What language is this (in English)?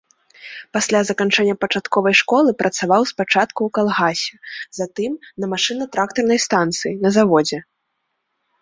Belarusian